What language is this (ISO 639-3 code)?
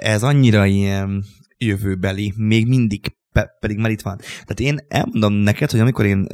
hun